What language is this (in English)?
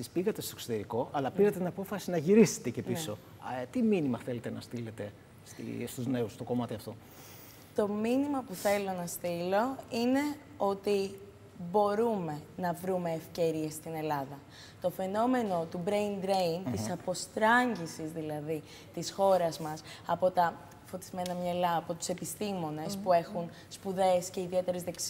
Greek